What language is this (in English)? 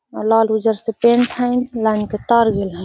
Magahi